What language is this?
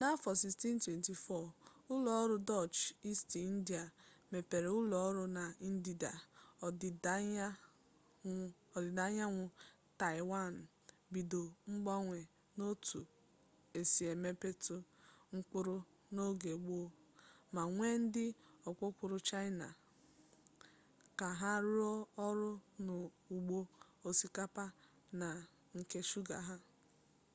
Igbo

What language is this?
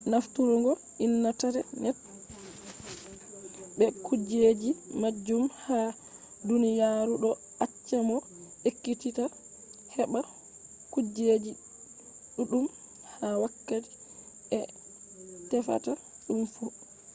Fula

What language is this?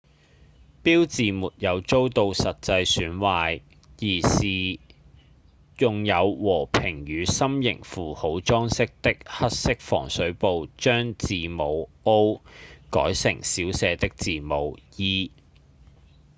Cantonese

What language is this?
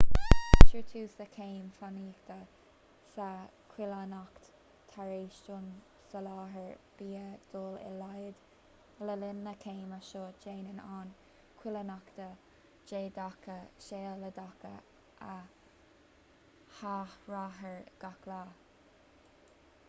Irish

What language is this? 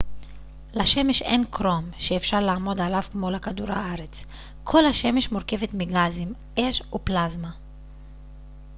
Hebrew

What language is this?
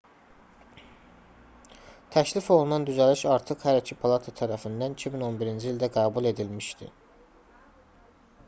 Azerbaijani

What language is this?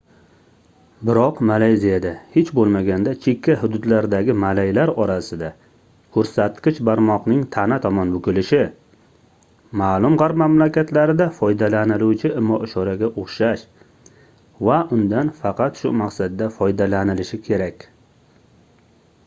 Uzbek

